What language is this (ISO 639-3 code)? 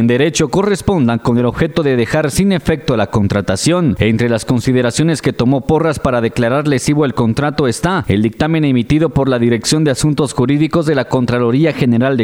spa